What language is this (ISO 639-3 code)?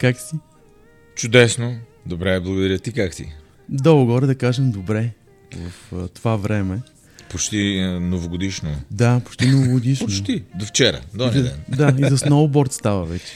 bul